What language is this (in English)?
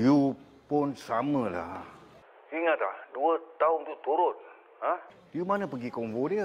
Malay